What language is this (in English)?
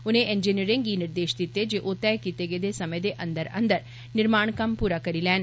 Dogri